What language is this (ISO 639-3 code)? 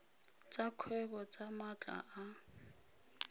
tsn